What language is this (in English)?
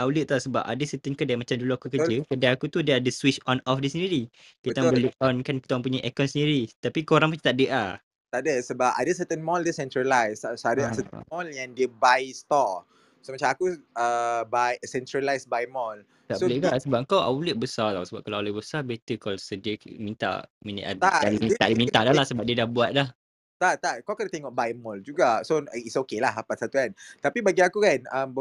Malay